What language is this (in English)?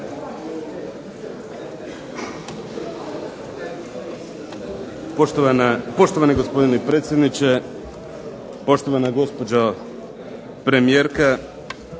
Croatian